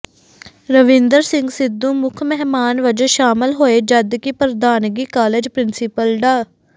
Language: Punjabi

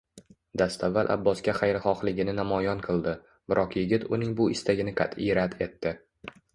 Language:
Uzbek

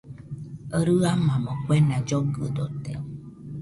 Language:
Nüpode Huitoto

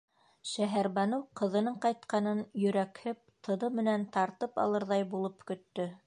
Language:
Bashkir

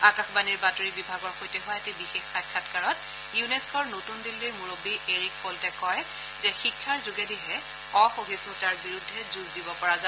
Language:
Assamese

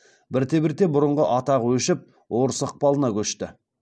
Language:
Kazakh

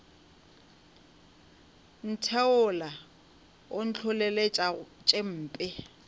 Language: Northern Sotho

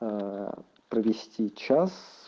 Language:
Russian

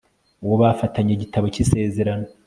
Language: Kinyarwanda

